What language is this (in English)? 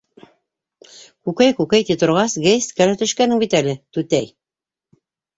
Bashkir